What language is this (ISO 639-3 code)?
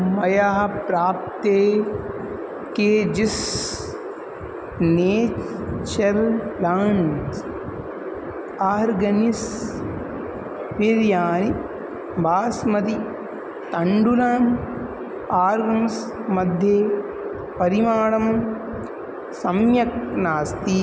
san